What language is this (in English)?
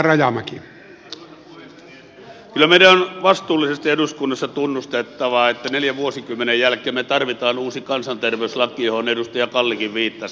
Finnish